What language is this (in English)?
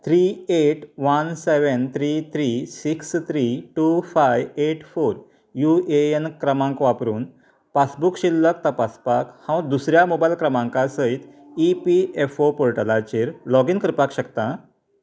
Konkani